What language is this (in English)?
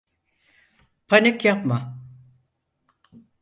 Turkish